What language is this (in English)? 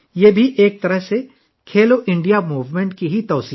Urdu